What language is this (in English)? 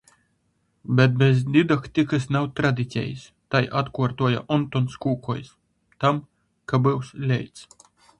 Latgalian